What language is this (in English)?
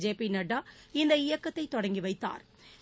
Tamil